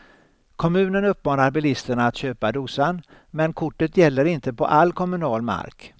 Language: Swedish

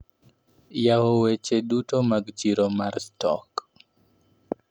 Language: Luo (Kenya and Tanzania)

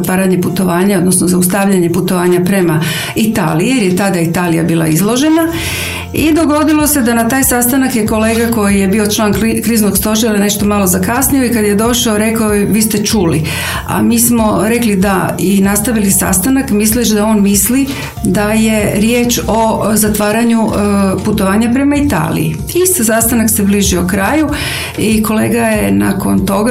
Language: Croatian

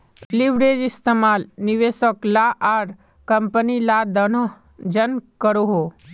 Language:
Magahi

